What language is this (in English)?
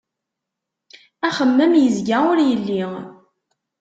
Kabyle